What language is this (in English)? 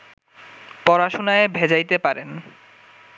Bangla